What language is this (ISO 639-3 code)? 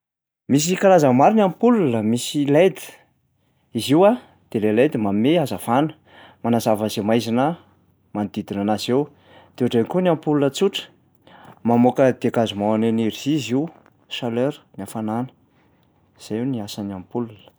mlg